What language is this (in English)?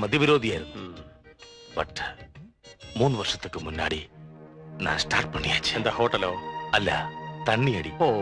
Malayalam